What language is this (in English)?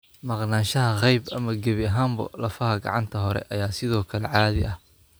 Somali